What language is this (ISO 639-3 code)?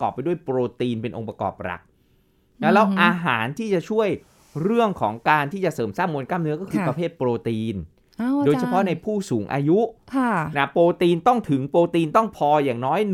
tha